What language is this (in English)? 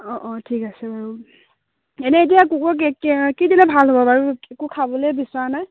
Assamese